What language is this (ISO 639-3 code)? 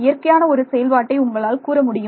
tam